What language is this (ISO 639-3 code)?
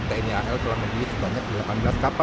ind